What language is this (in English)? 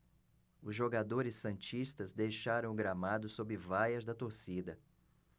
Portuguese